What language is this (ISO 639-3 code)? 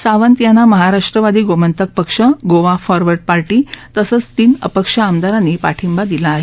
mar